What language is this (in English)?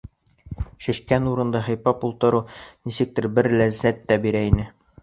Bashkir